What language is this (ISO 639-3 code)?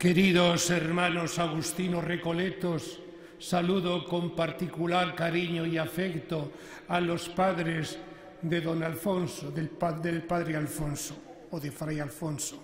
spa